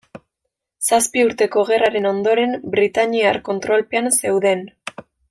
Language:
Basque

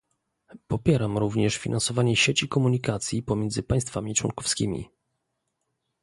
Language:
Polish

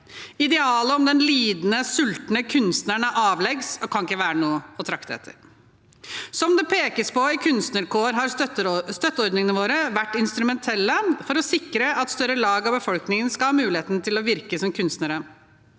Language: Norwegian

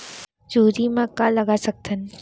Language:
Chhattisgarhi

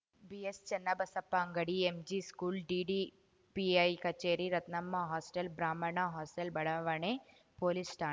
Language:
Kannada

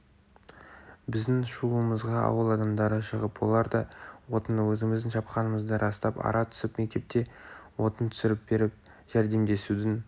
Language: Kazakh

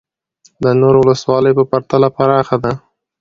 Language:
Pashto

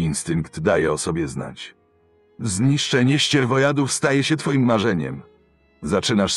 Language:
Polish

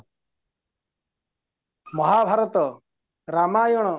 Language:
Odia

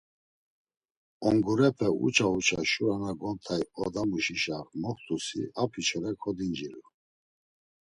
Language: Laz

